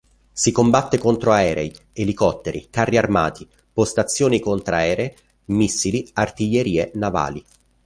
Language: Italian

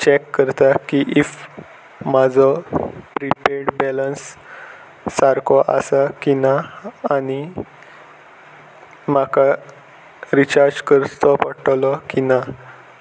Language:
Konkani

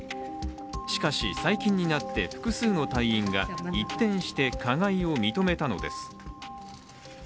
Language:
Japanese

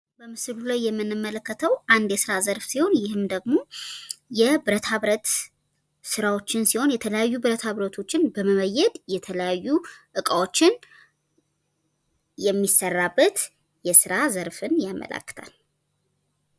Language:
Amharic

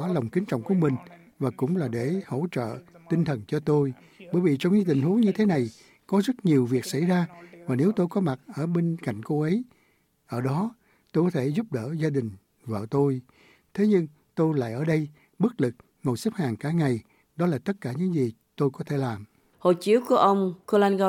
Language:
Vietnamese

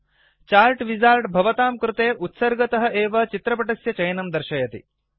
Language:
Sanskrit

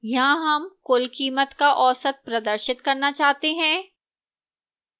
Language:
Hindi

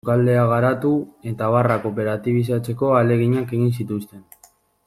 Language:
Basque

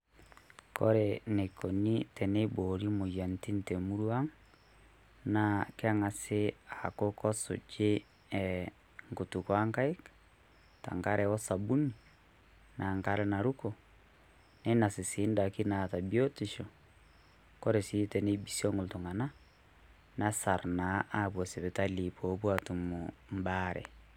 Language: Masai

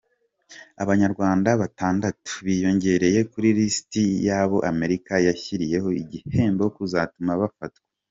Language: Kinyarwanda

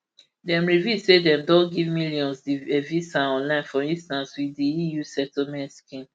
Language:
Nigerian Pidgin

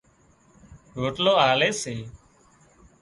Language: Wadiyara Koli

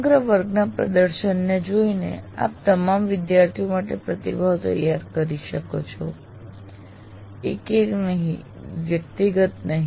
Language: Gujarati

